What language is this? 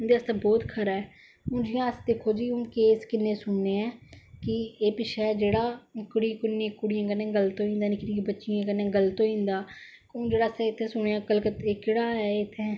Dogri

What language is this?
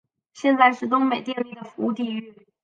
Chinese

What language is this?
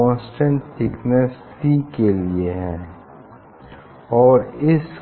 Hindi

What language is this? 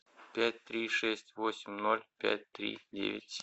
Russian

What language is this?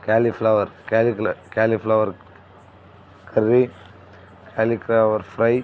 Telugu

